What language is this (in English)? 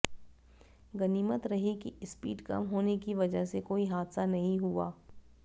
Hindi